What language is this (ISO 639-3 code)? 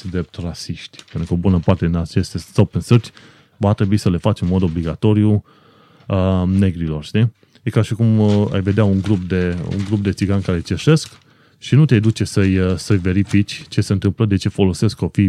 ron